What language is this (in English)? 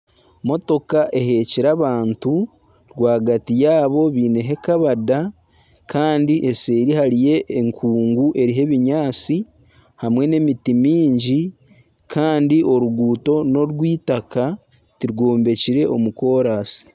Nyankole